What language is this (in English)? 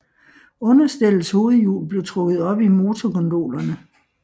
Danish